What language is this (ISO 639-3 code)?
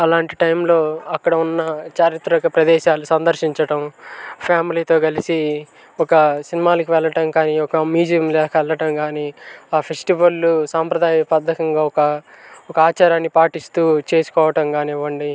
tel